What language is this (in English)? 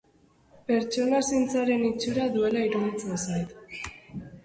Basque